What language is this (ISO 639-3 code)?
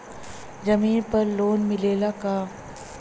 bho